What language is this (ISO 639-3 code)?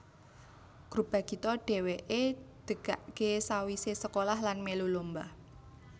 jav